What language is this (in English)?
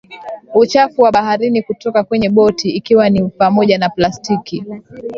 Swahili